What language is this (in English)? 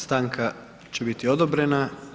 Croatian